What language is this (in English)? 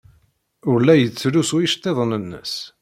Kabyle